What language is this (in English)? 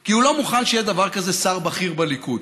Hebrew